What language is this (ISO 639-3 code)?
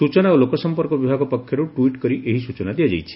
ori